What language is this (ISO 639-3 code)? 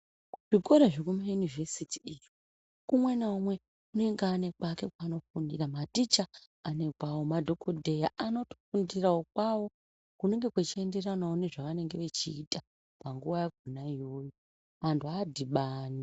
ndc